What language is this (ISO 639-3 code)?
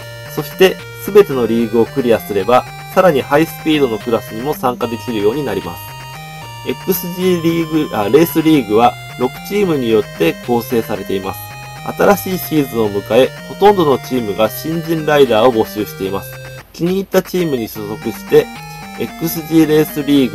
jpn